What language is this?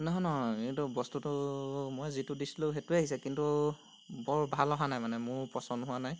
Assamese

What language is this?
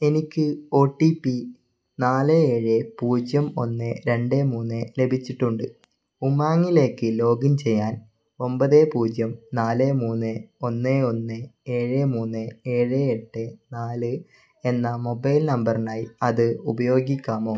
Malayalam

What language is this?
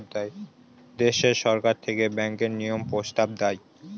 Bangla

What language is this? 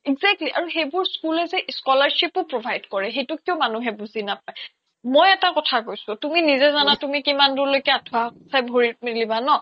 Assamese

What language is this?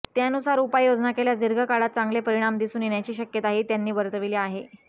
Marathi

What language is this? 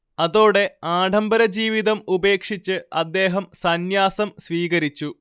Malayalam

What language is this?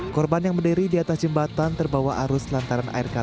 Indonesian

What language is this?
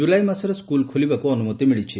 Odia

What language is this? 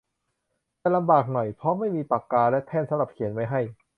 Thai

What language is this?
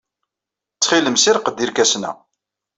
Kabyle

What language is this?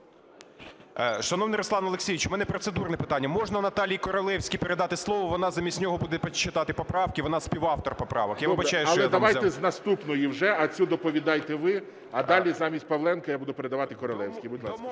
Ukrainian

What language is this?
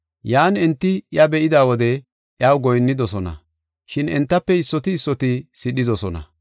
Gofa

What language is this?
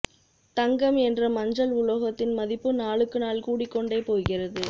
Tamil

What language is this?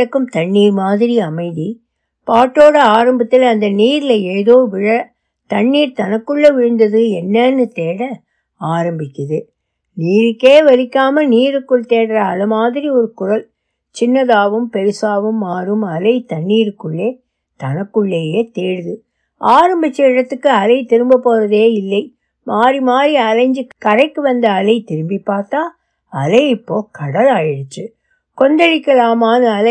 Tamil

